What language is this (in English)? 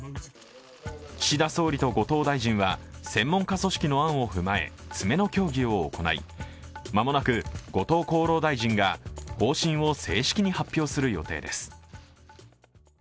Japanese